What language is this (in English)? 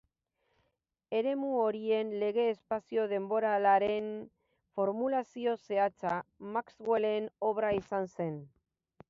Basque